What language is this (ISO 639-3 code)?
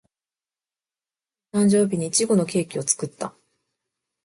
jpn